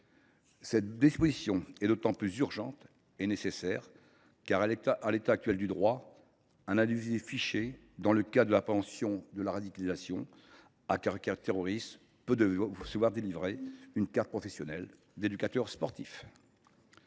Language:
French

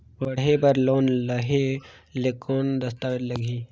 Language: Chhattisgarhi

